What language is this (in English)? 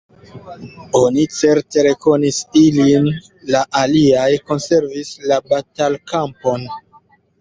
Esperanto